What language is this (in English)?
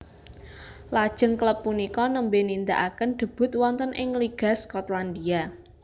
Javanese